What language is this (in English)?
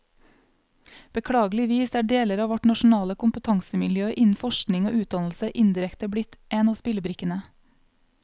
Norwegian